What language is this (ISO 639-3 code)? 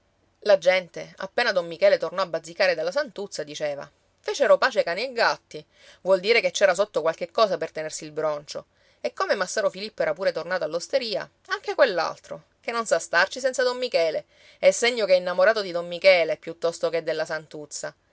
ita